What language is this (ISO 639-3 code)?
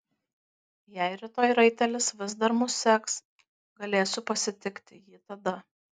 lit